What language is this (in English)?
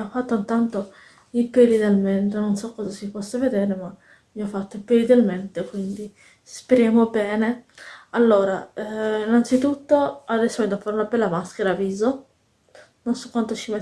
Italian